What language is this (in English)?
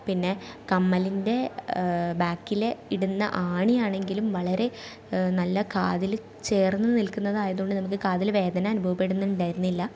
Malayalam